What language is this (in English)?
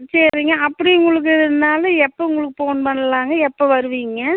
Tamil